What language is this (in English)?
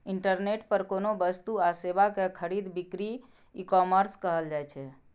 Maithili